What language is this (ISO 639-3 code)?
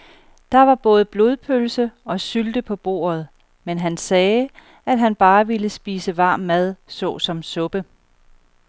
dan